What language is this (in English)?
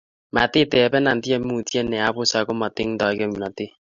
Kalenjin